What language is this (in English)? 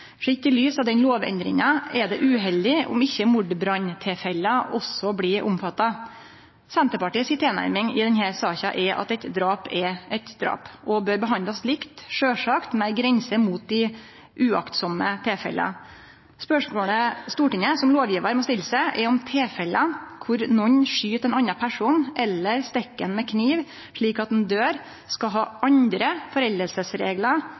Norwegian Nynorsk